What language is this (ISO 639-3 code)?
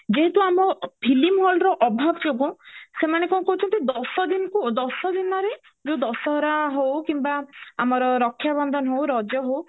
ori